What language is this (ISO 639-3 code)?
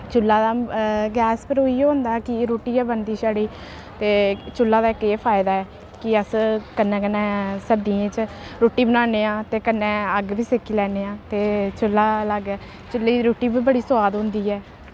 doi